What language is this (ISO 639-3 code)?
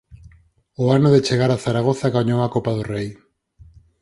glg